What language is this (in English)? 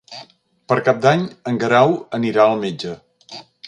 Catalan